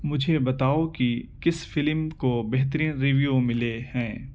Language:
Urdu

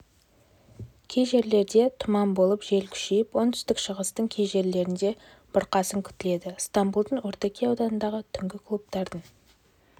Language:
Kazakh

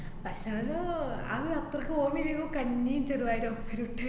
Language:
Malayalam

